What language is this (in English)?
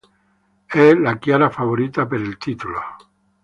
Italian